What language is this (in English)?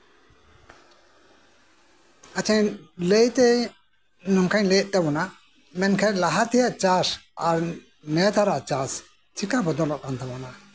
Santali